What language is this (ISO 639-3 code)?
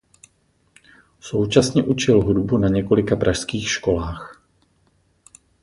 ces